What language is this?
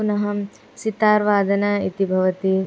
Sanskrit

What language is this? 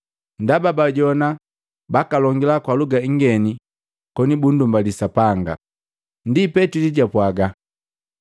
Matengo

